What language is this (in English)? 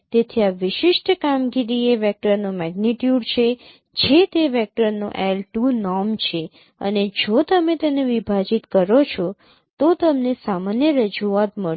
Gujarati